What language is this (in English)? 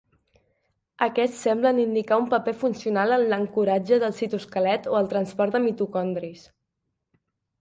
Catalan